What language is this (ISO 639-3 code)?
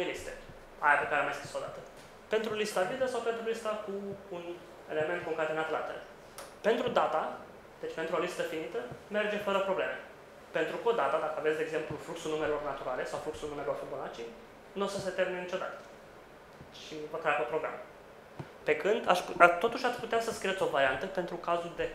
ron